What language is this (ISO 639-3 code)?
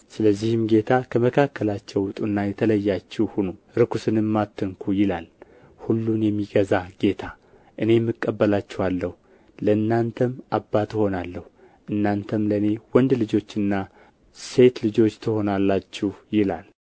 amh